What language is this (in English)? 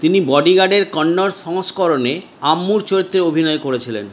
Bangla